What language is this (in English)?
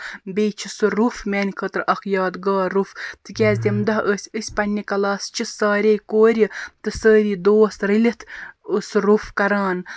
Kashmiri